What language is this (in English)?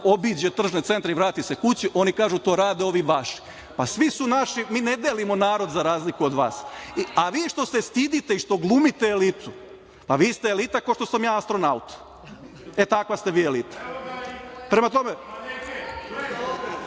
Serbian